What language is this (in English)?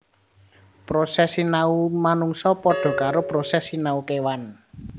Javanese